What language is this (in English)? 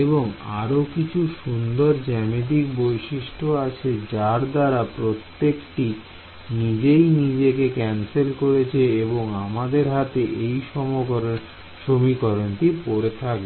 Bangla